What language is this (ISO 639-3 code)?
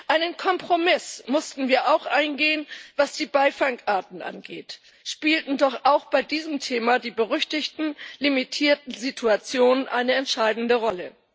deu